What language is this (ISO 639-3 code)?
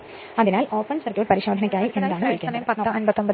mal